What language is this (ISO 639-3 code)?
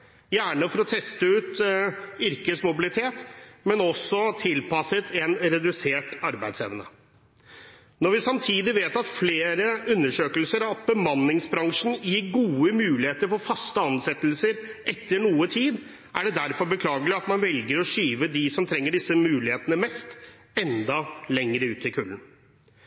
nob